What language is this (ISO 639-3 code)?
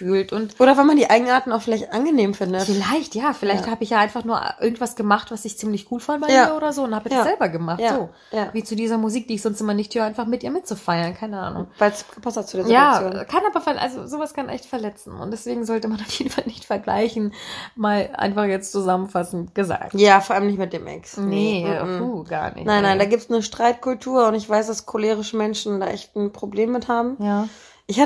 deu